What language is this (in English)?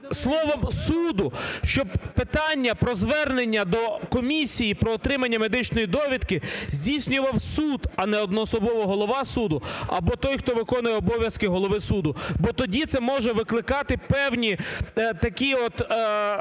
Ukrainian